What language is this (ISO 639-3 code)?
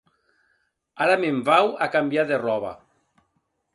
oci